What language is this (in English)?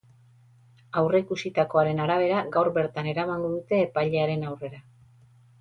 Basque